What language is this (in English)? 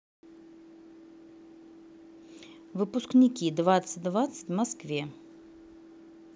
Russian